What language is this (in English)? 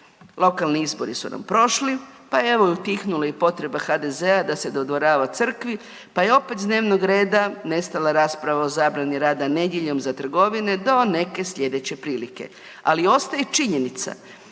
Croatian